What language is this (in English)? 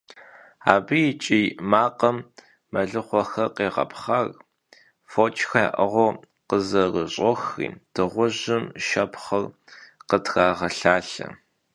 Kabardian